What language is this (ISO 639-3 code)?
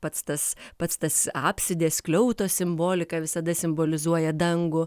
lit